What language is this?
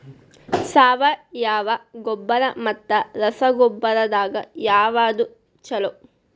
Kannada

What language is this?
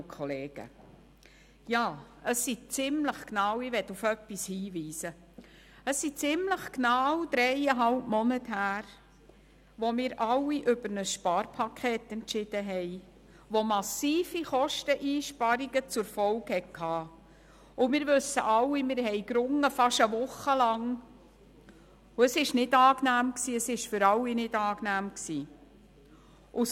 Swiss German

